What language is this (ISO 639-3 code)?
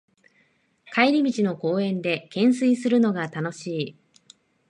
jpn